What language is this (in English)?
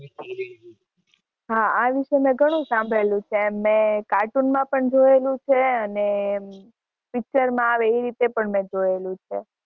Gujarati